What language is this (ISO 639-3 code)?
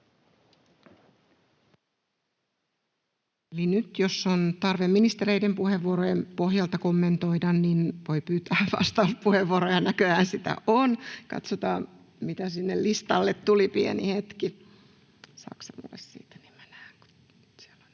fin